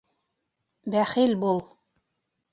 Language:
Bashkir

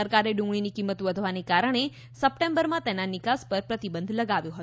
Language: Gujarati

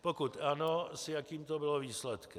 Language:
Czech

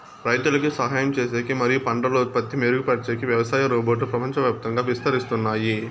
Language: Telugu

